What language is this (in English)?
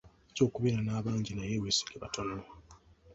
Ganda